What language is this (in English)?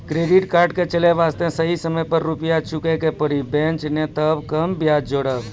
Maithili